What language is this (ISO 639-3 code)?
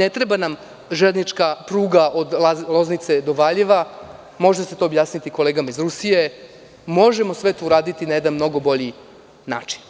srp